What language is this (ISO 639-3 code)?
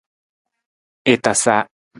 nmz